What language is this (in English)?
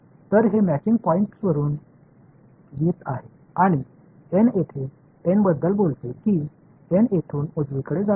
Marathi